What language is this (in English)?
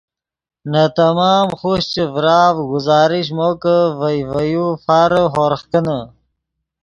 Yidgha